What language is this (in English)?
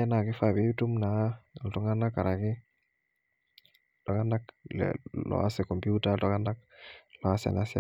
Masai